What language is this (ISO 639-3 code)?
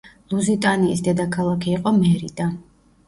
kat